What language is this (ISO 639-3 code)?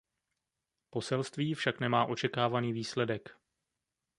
ces